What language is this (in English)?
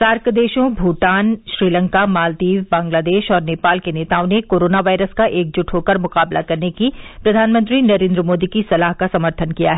Hindi